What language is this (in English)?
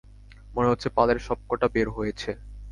Bangla